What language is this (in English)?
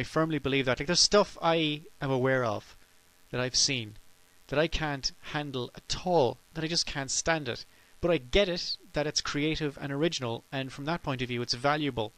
English